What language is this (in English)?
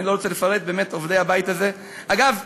Hebrew